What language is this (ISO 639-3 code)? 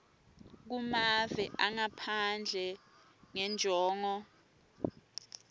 ssw